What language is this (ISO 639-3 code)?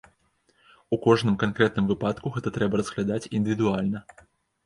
bel